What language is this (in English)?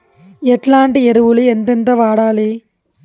Telugu